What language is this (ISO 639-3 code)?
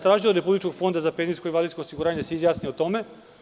srp